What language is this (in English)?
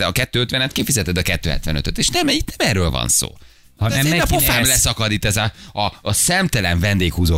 Hungarian